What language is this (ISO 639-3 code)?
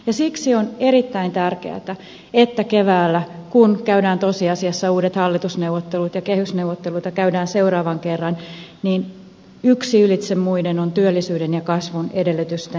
fin